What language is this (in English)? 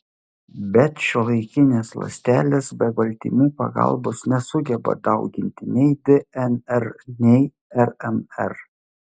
Lithuanian